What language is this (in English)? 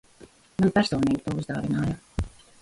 Latvian